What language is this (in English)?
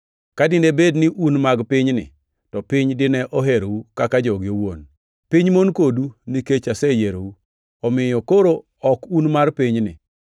Luo (Kenya and Tanzania)